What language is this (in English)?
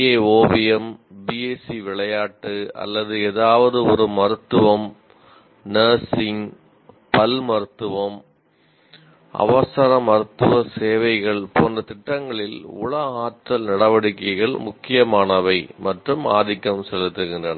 Tamil